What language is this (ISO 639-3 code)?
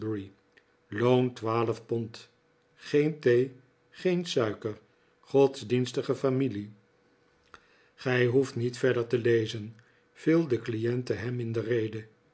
nld